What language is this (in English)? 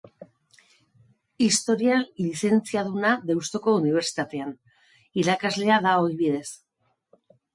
Basque